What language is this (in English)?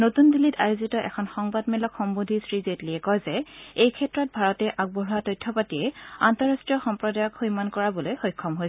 Assamese